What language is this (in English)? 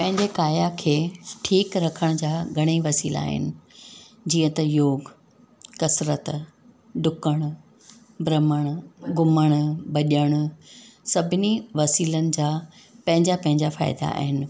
Sindhi